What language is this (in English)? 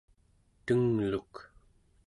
Central Yupik